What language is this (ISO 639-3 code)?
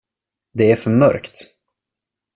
swe